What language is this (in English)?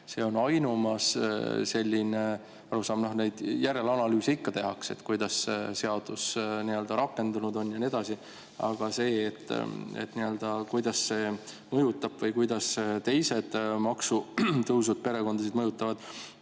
Estonian